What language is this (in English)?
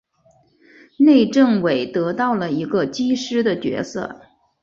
Chinese